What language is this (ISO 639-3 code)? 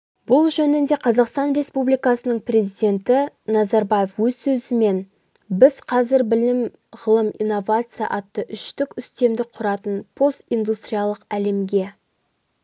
kaz